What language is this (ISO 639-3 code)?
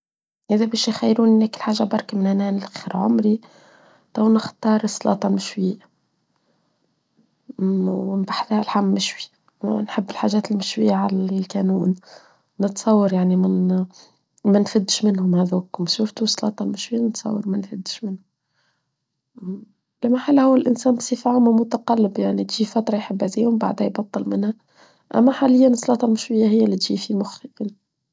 aeb